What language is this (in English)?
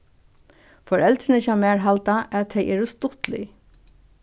Faroese